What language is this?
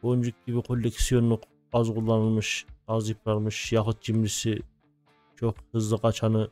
Turkish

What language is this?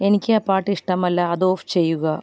Malayalam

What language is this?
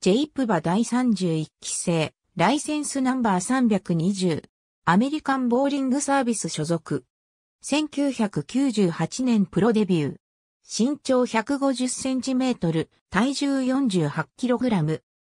Japanese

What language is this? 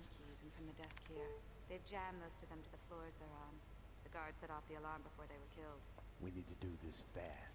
Polish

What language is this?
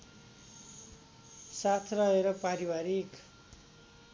Nepali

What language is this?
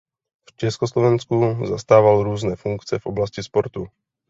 Czech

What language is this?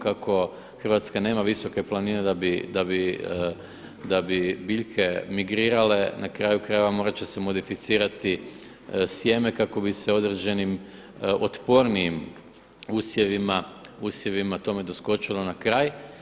Croatian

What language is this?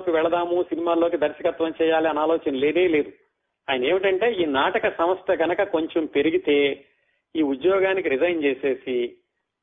Telugu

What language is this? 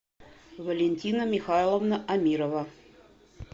Russian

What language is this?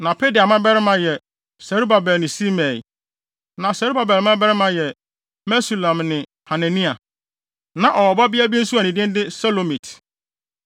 Akan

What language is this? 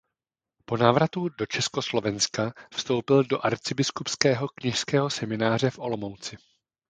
Czech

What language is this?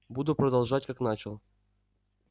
Russian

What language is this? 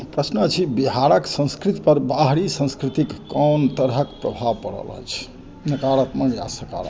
Maithili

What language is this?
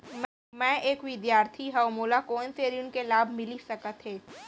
Chhattisgarhi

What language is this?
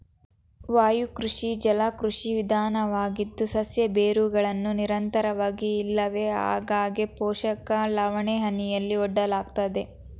Kannada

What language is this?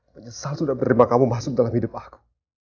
Indonesian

